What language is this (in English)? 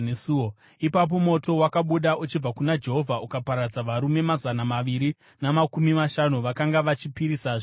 Shona